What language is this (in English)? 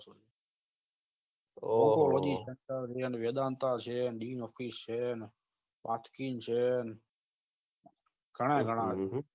Gujarati